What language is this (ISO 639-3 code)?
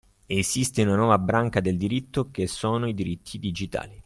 ita